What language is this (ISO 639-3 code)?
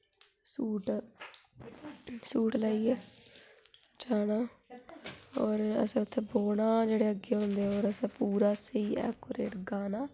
doi